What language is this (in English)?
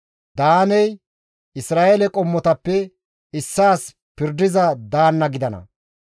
Gamo